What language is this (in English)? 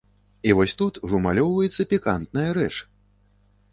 Belarusian